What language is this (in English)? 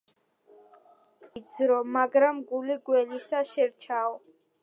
Georgian